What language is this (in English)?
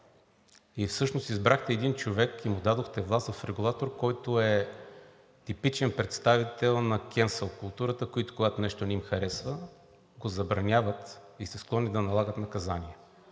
Bulgarian